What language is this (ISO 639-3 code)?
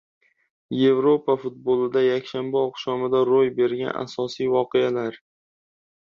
uzb